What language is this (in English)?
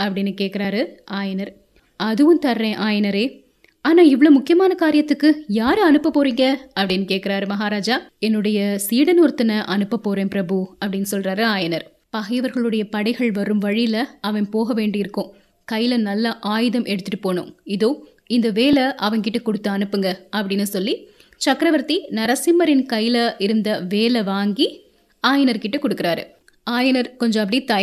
Tamil